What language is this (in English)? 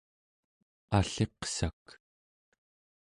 Central Yupik